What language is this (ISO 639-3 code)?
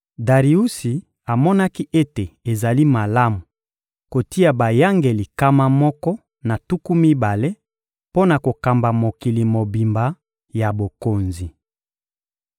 lin